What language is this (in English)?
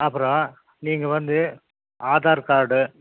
Tamil